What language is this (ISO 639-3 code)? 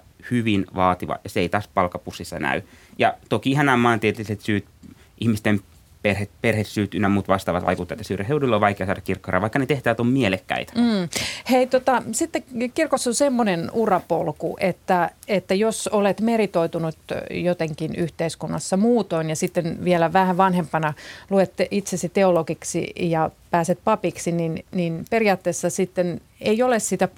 fin